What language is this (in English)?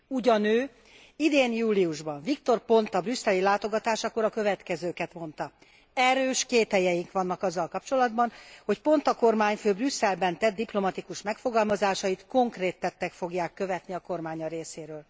Hungarian